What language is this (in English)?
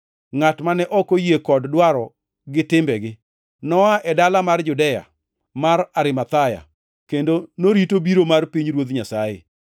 Luo (Kenya and Tanzania)